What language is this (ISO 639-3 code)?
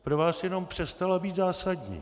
ces